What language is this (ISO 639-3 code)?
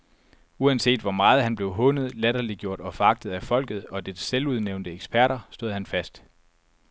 dan